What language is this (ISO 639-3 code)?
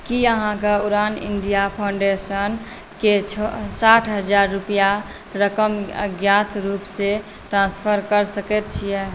mai